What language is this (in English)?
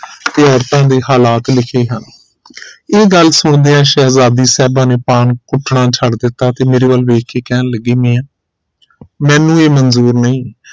Punjabi